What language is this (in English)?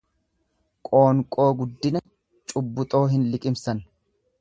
Oromo